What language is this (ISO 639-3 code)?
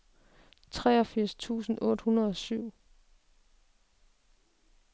dan